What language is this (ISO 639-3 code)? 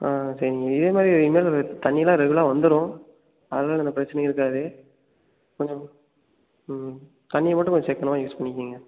tam